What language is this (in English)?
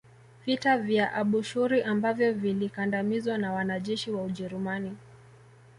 Swahili